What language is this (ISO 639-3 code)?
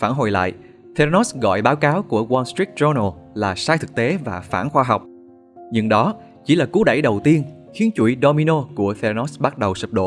vie